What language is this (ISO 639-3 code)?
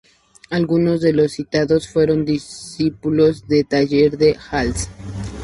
spa